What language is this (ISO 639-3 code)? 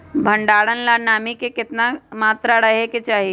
mag